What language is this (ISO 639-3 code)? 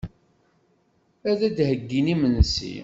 kab